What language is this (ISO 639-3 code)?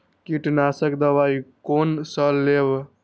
mai